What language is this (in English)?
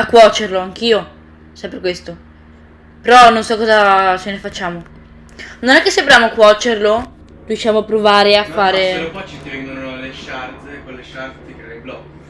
Italian